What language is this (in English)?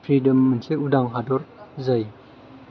Bodo